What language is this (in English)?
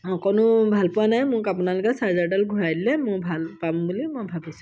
Assamese